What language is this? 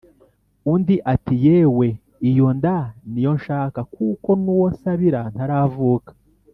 Kinyarwanda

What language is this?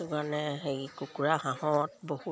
Assamese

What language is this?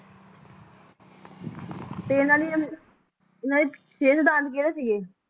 Punjabi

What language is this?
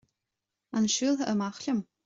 Irish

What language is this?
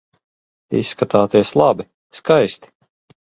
Latvian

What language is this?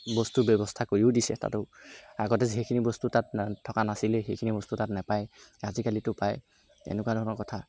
Assamese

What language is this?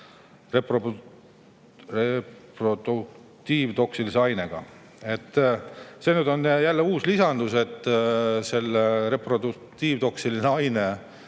Estonian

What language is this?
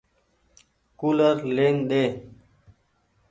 Goaria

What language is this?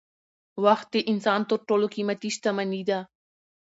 Pashto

